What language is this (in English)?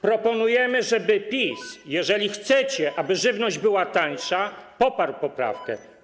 Polish